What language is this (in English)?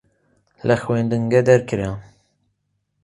Central Kurdish